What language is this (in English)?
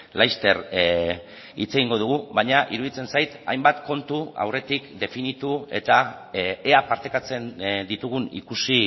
Basque